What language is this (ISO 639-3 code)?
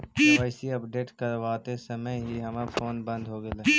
mag